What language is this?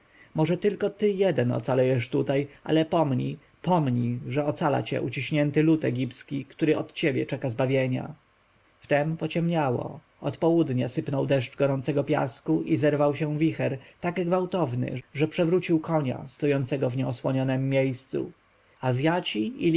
Polish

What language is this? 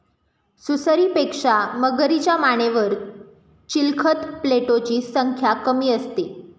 Marathi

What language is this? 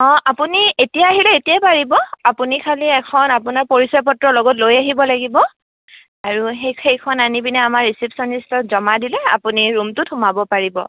Assamese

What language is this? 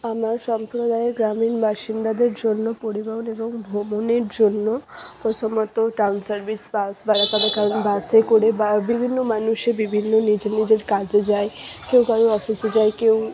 Bangla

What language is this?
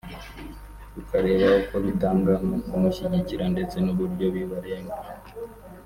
Kinyarwanda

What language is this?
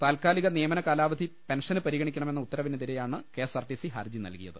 Malayalam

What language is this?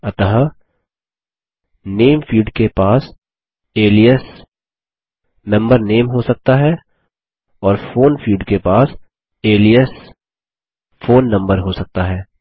Hindi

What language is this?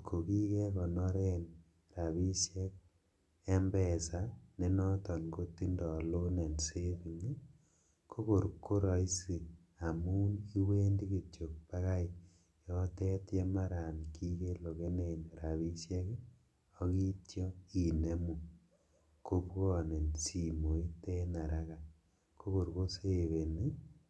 Kalenjin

